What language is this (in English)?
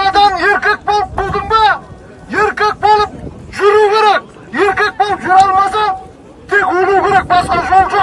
Turkish